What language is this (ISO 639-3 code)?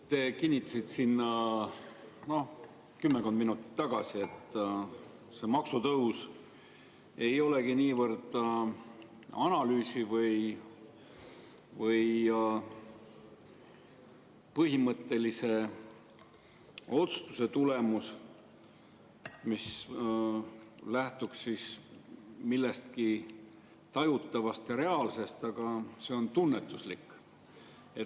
est